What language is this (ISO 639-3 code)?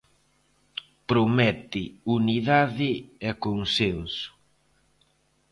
glg